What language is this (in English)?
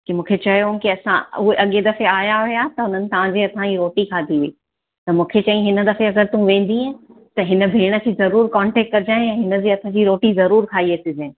Sindhi